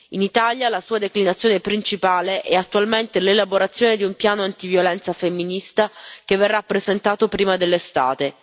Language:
Italian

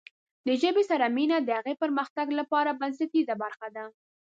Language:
Pashto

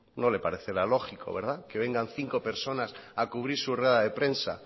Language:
Spanish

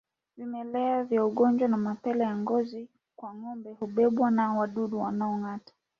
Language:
Swahili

